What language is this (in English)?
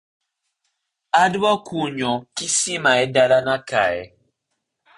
Luo (Kenya and Tanzania)